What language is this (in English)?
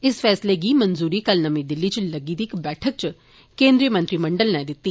Dogri